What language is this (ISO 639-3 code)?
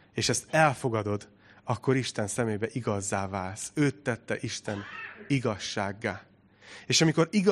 hun